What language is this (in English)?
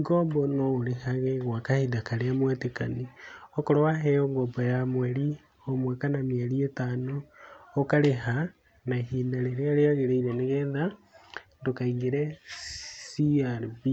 Kikuyu